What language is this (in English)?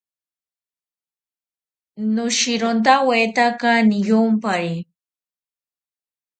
South Ucayali Ashéninka